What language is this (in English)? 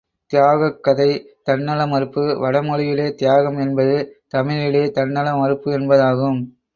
Tamil